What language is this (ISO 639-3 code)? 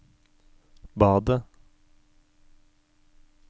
nor